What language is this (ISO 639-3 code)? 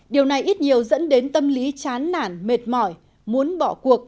vie